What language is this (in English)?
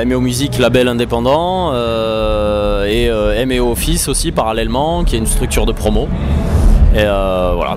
French